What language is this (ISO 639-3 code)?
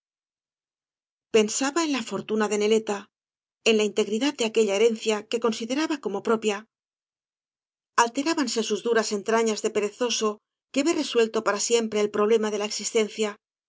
spa